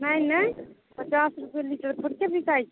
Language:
Maithili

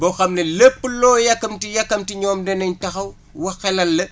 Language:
Wolof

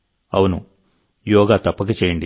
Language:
Telugu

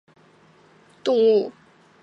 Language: Chinese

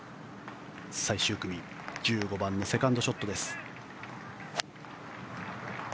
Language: Japanese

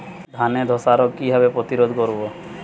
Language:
Bangla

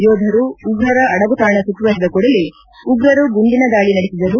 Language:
Kannada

